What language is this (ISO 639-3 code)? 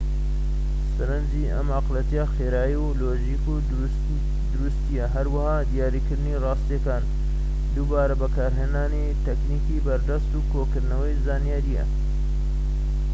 ckb